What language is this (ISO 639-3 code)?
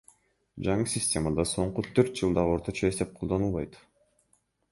kir